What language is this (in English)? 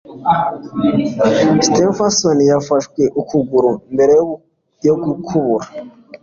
Kinyarwanda